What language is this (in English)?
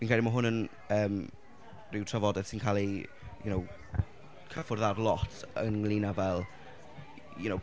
Welsh